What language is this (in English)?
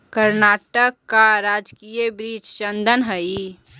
Magahi